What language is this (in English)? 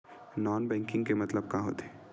Chhattisgarhi